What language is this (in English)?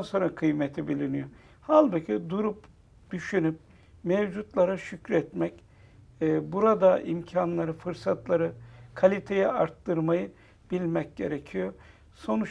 Turkish